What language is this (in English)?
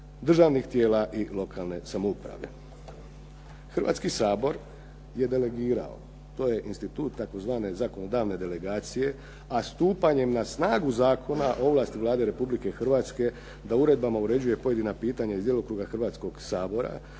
Croatian